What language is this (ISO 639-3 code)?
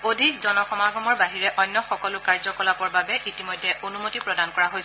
asm